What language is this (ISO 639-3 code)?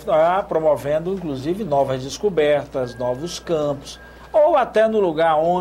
por